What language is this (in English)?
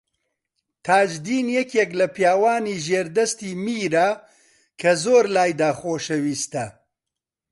Central Kurdish